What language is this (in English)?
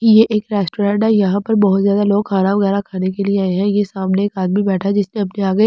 Hindi